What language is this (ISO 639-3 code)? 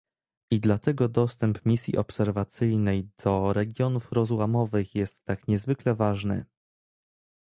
pol